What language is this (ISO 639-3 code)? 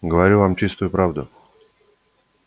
rus